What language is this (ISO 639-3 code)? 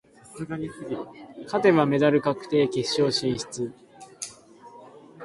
jpn